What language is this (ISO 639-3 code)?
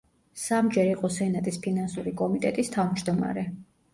kat